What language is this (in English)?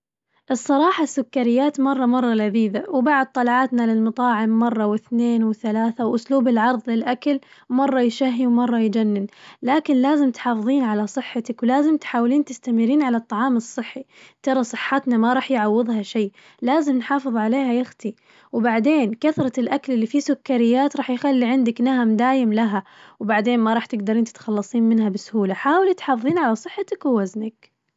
Najdi Arabic